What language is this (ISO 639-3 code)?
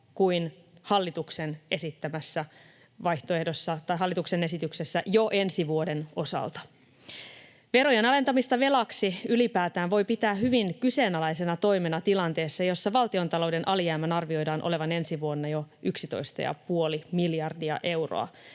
fin